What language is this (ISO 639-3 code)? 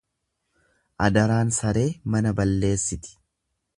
orm